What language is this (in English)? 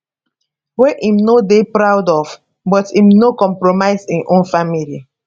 Nigerian Pidgin